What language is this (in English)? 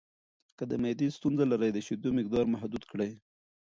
Pashto